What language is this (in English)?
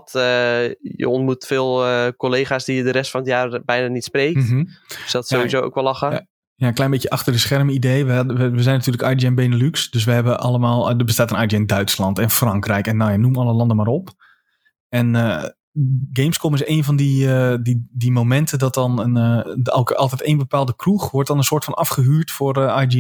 Dutch